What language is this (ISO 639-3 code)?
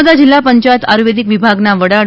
guj